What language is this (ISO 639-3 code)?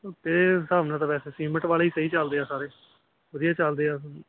pan